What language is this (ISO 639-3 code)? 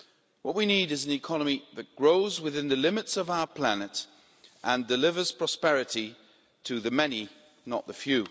eng